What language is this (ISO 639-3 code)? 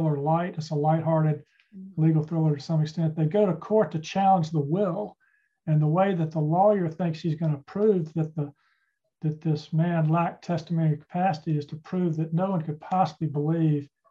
eng